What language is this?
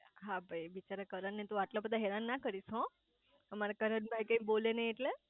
Gujarati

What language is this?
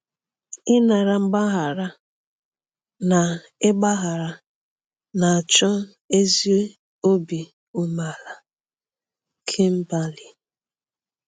Igbo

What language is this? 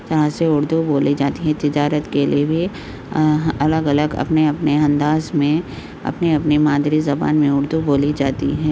Urdu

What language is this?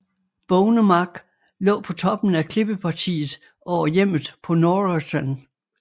Danish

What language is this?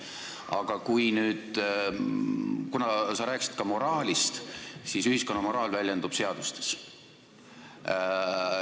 Estonian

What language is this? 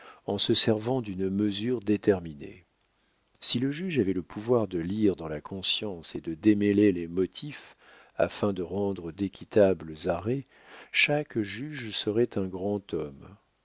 French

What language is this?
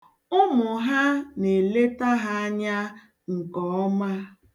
Igbo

